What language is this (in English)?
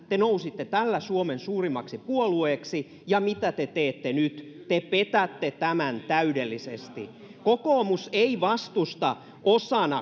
Finnish